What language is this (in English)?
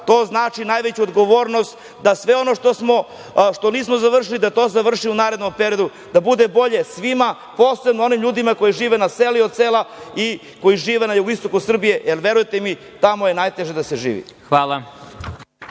Serbian